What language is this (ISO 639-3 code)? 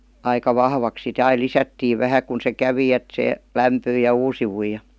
fin